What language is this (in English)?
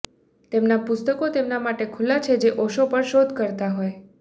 Gujarati